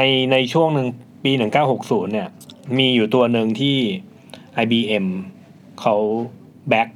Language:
Thai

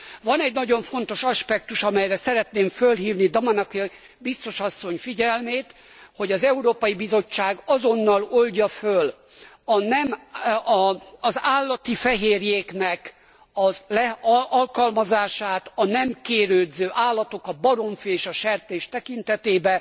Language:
Hungarian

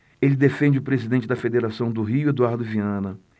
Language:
Portuguese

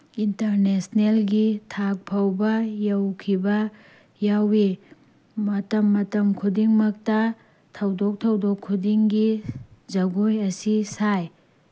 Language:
Manipuri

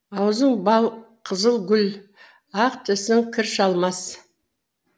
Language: Kazakh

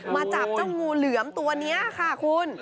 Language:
Thai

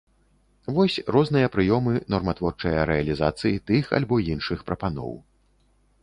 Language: Belarusian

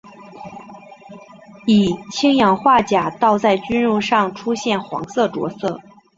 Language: Chinese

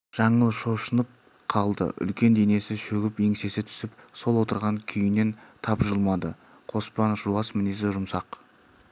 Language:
Kazakh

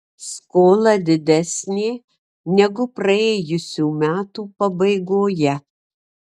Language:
Lithuanian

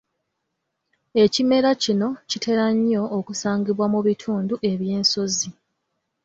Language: Ganda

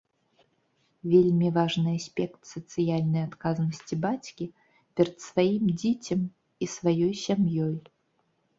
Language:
Belarusian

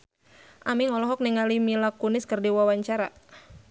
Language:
Sundanese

